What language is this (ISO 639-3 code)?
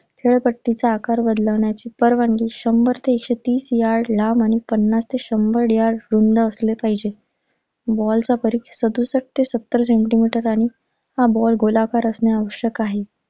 mar